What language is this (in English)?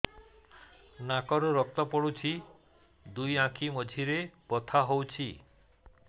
Odia